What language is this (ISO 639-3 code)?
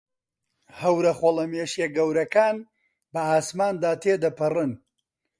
ckb